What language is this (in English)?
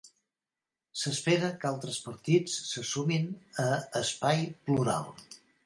Catalan